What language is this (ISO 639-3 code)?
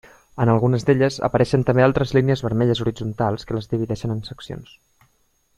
cat